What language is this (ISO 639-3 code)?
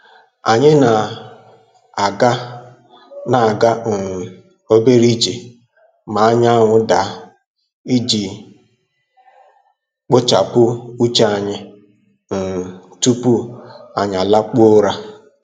ibo